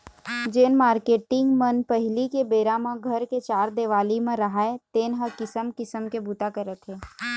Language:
Chhattisgarhi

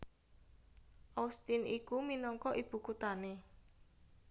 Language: Javanese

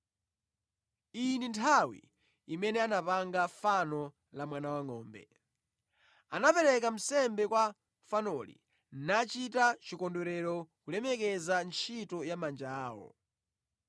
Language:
Nyanja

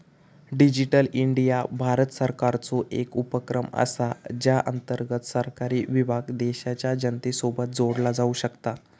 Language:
Marathi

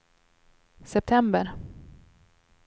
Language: Swedish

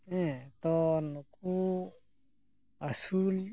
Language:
Santali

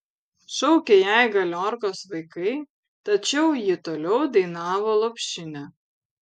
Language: Lithuanian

